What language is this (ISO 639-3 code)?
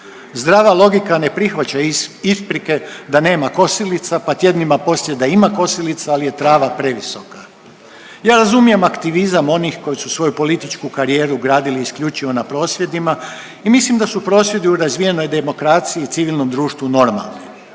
hrv